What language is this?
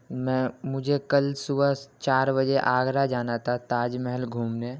Urdu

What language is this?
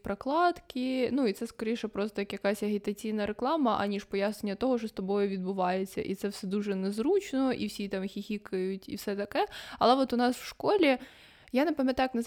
Ukrainian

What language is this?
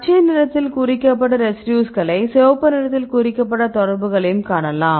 Tamil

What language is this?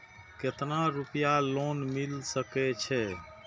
Maithili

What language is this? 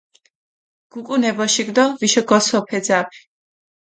Mingrelian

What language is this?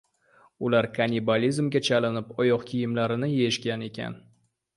Uzbek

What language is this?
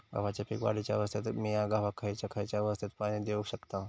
Marathi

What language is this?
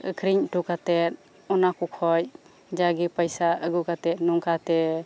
Santali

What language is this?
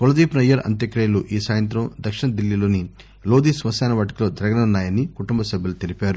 Telugu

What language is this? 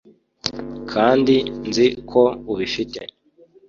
Kinyarwanda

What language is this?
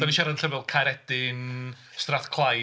Welsh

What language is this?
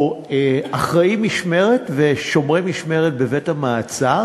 Hebrew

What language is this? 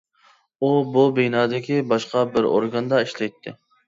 Uyghur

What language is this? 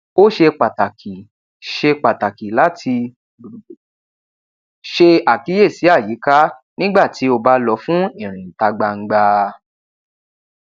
Yoruba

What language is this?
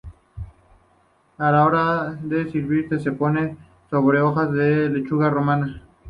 Spanish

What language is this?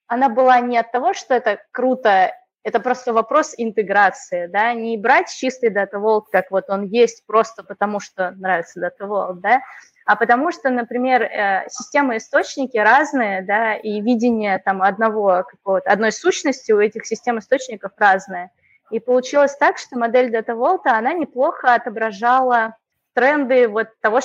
Russian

